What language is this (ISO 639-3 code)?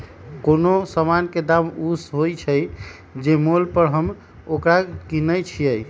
mag